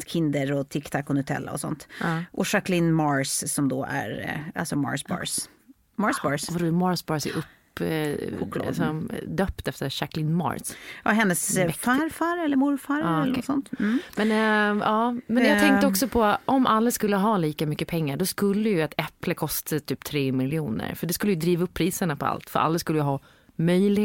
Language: Swedish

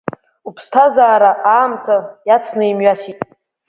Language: Abkhazian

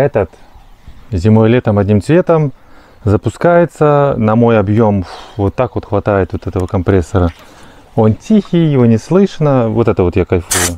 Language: Russian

